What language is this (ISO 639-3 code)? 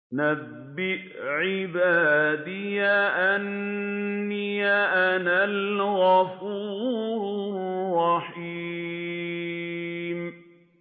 ara